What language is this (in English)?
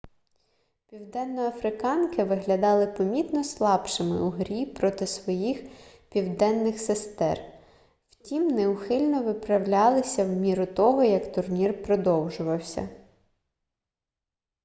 Ukrainian